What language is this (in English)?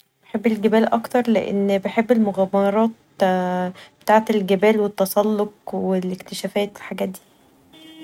Egyptian Arabic